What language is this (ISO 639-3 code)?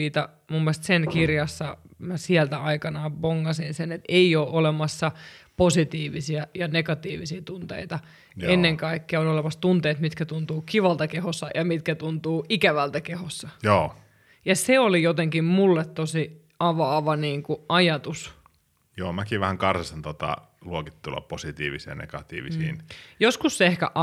fin